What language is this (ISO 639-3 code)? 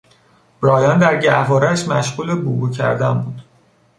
fas